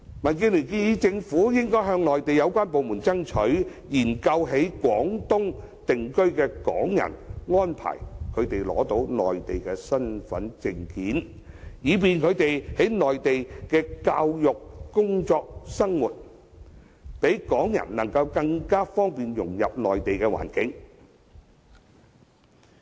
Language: Cantonese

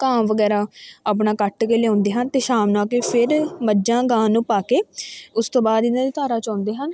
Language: Punjabi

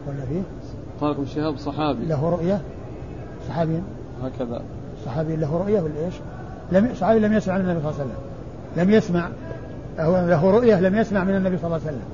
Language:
Arabic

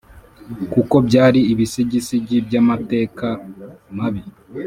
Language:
Kinyarwanda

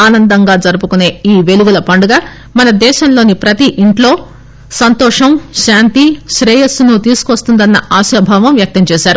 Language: Telugu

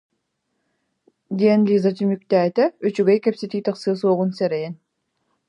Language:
Yakut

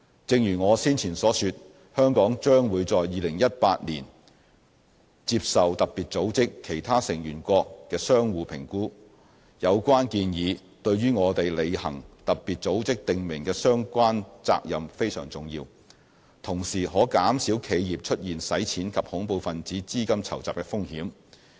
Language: Cantonese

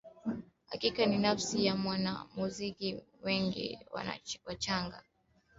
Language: Swahili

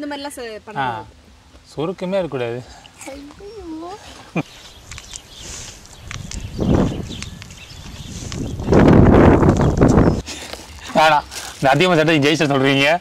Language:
Korean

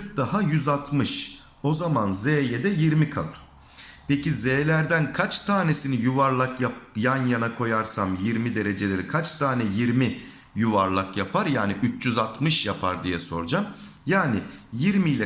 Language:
Turkish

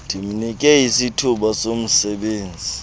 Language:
Xhosa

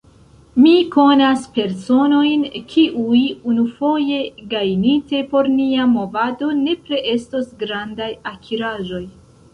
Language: Esperanto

